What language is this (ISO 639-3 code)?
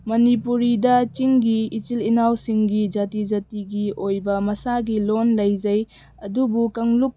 mni